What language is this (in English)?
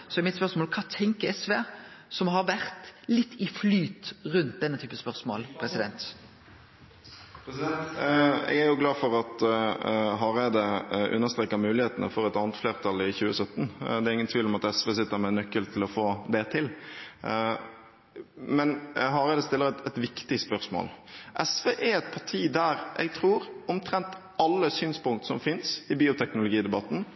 Norwegian